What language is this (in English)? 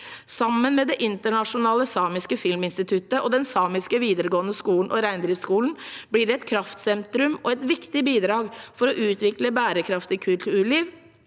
Norwegian